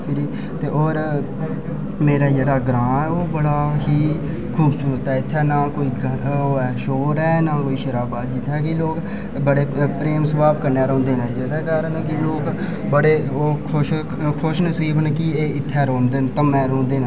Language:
Dogri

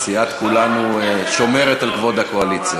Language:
Hebrew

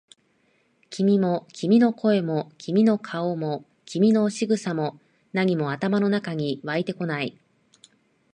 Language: Japanese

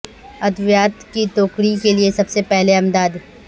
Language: Urdu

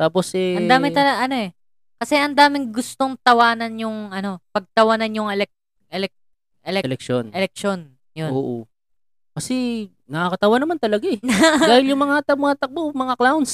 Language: Filipino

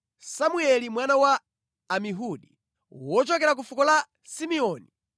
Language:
Nyanja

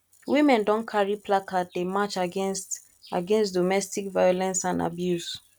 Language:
Nigerian Pidgin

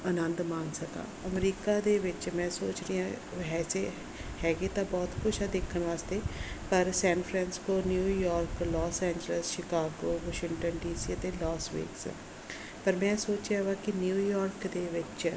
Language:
Punjabi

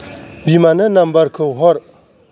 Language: Bodo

